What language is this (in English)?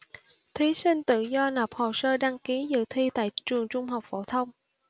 Vietnamese